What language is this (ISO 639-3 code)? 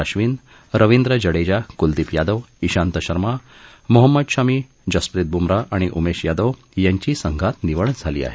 mar